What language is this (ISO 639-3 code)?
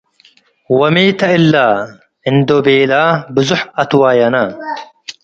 tig